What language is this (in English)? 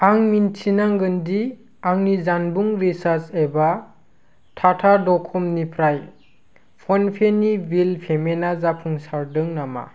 Bodo